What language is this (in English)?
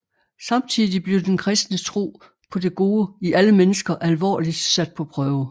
Danish